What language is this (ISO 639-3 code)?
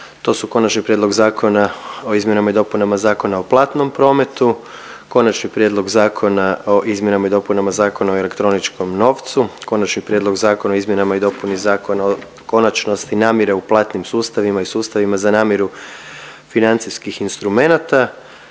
hrv